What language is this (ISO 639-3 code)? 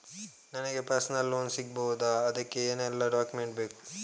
kan